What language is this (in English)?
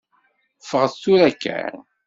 Kabyle